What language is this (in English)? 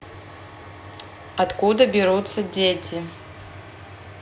Russian